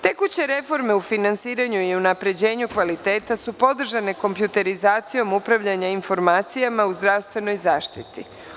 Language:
Serbian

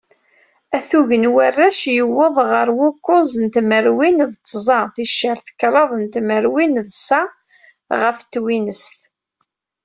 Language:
Kabyle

